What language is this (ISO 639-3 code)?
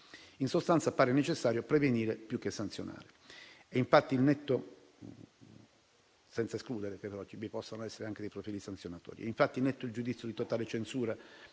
ita